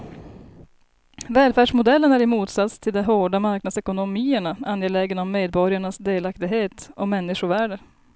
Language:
Swedish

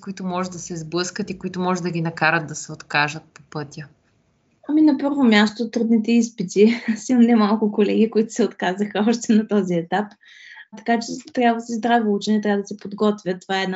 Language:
Bulgarian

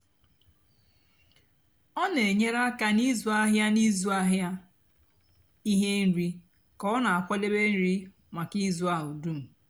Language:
Igbo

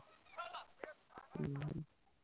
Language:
Odia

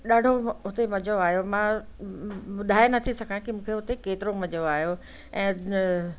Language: Sindhi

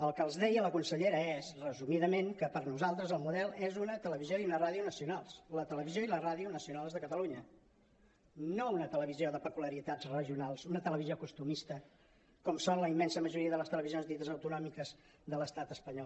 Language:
Catalan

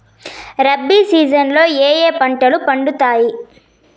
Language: Telugu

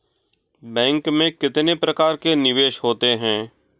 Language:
Hindi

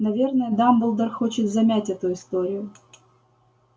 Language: Russian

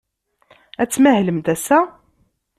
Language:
Kabyle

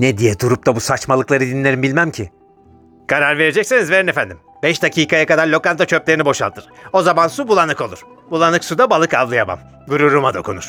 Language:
Turkish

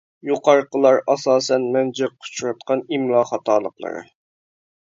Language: Uyghur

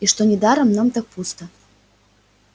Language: Russian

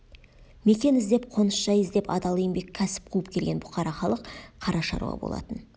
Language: Kazakh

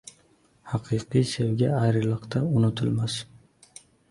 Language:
Uzbek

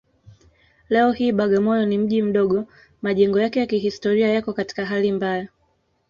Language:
Swahili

